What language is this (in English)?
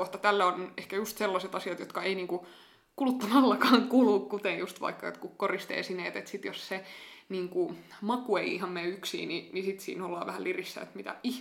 Finnish